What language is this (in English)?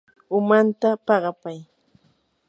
Yanahuanca Pasco Quechua